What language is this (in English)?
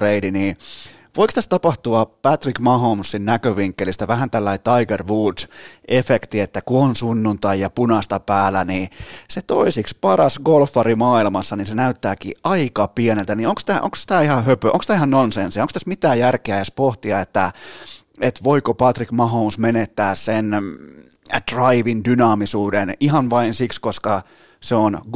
Finnish